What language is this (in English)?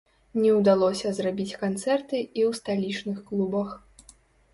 Belarusian